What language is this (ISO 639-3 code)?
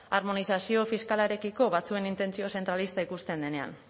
eus